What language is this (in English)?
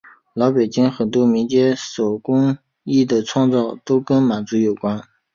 Chinese